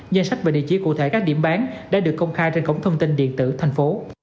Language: Vietnamese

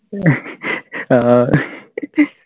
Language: Malayalam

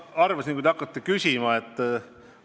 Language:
Estonian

